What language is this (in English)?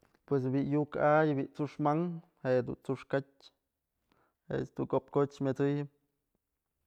Mazatlán Mixe